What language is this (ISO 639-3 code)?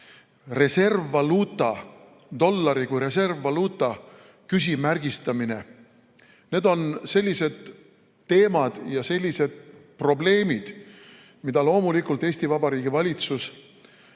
est